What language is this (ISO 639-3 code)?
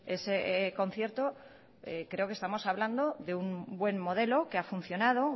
spa